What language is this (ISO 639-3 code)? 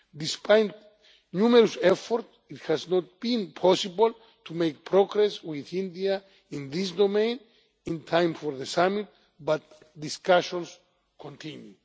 eng